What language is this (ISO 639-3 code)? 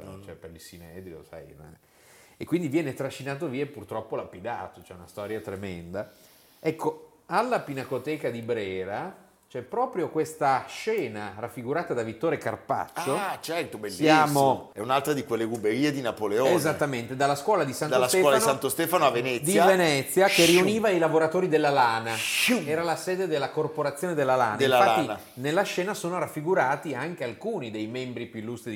ita